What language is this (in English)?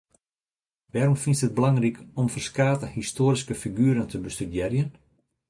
Western Frisian